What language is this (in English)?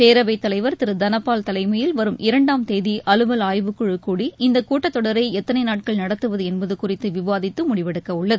Tamil